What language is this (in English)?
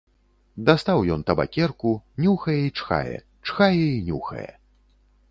Belarusian